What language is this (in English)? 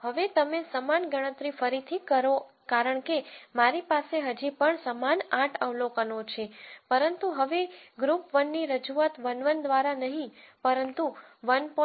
Gujarati